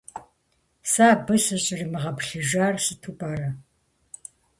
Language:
Kabardian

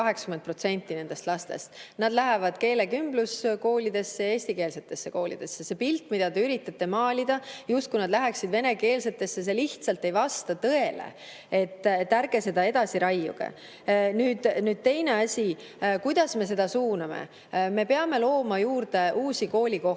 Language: Estonian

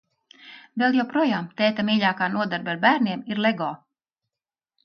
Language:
Latvian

